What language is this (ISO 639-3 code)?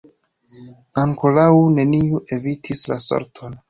epo